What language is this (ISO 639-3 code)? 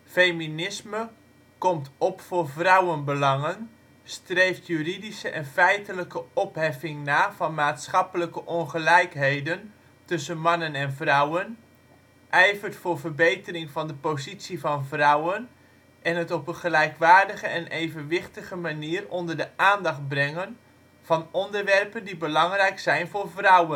nld